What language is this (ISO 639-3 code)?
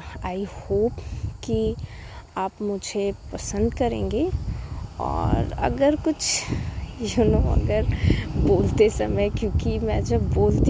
hin